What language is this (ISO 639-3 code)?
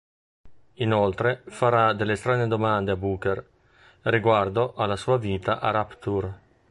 ita